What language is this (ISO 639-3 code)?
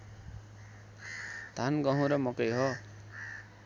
nep